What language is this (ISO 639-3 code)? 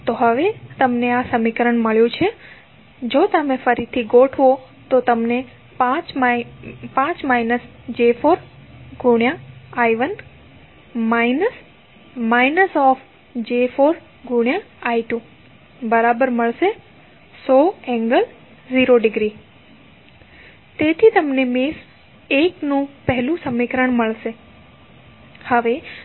guj